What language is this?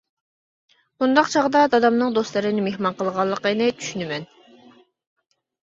Uyghur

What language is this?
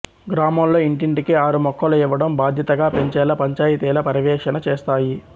Telugu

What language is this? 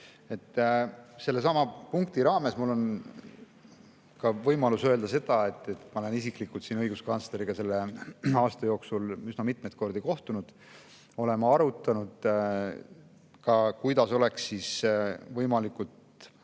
Estonian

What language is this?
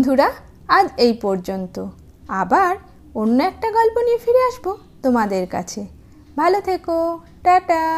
Bangla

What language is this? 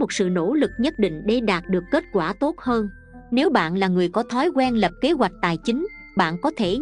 Vietnamese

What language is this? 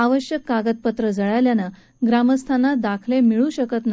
Marathi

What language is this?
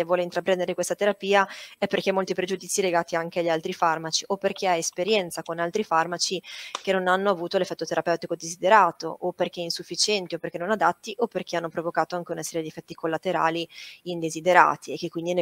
Italian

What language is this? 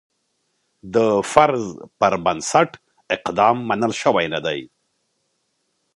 Pashto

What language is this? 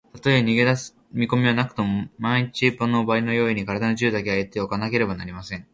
Japanese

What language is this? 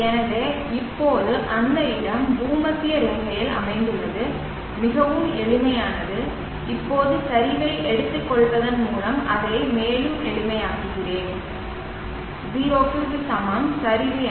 Tamil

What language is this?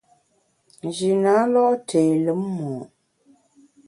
Bamun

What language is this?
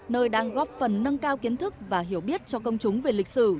Vietnamese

